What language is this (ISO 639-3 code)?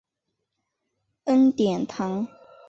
zho